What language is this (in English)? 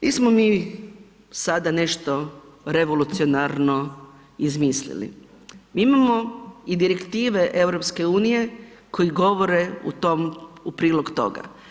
Croatian